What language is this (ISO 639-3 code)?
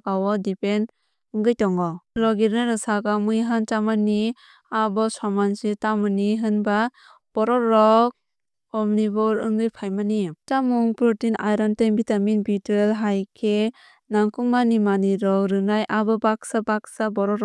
trp